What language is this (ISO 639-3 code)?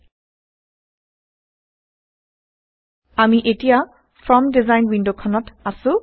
asm